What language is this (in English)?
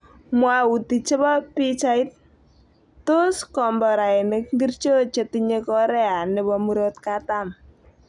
Kalenjin